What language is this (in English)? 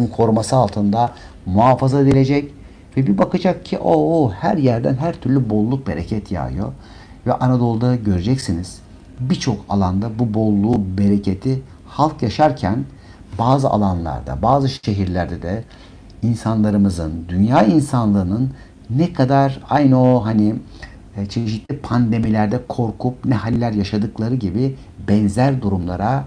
Turkish